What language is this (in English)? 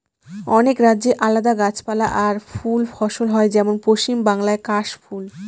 Bangla